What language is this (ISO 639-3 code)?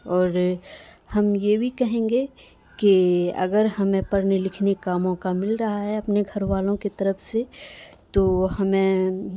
urd